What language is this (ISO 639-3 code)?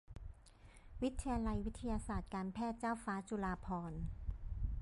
tha